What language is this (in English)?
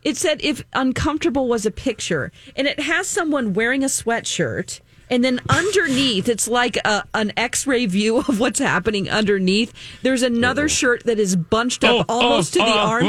English